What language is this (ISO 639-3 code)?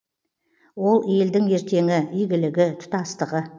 kaz